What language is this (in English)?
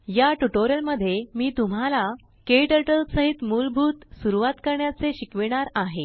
Marathi